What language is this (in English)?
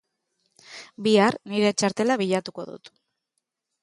Basque